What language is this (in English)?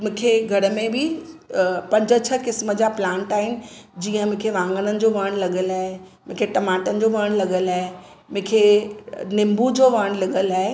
Sindhi